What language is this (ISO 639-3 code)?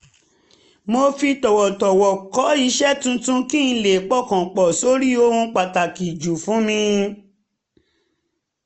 yor